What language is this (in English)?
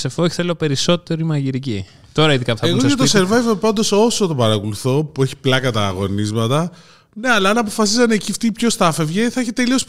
Greek